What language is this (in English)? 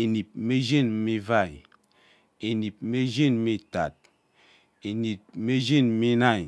Ubaghara